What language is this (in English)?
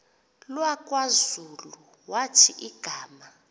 Xhosa